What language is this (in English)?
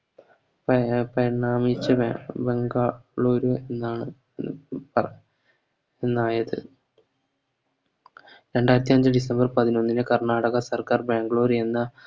Malayalam